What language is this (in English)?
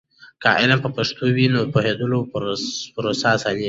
Pashto